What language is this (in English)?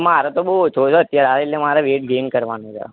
Gujarati